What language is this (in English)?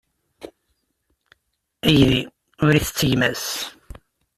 Kabyle